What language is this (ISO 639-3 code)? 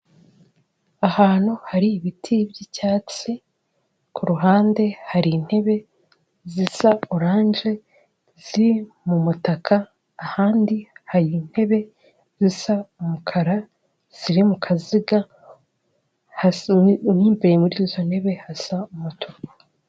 kin